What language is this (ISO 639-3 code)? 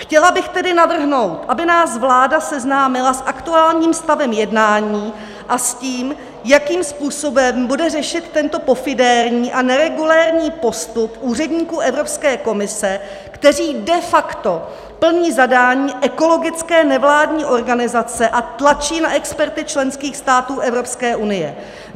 ces